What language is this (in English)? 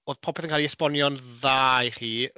Welsh